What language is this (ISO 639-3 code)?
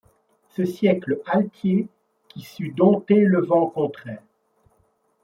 fra